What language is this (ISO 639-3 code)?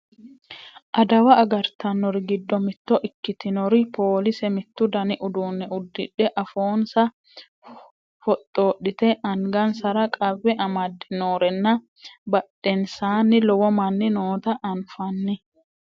sid